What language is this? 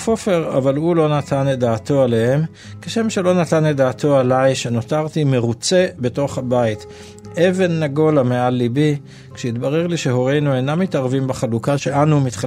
Hebrew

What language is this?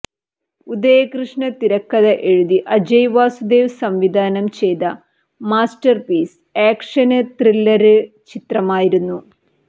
Malayalam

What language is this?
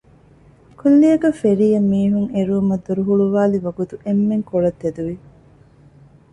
Divehi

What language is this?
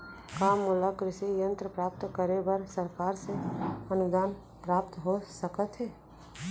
Chhattisgarhi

